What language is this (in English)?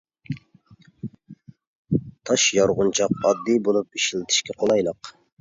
Uyghur